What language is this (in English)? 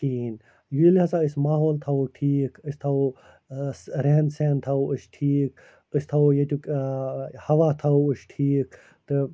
Kashmiri